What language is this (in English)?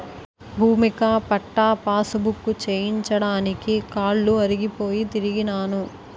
Telugu